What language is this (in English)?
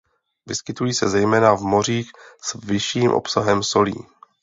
Czech